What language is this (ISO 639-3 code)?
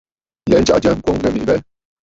bfd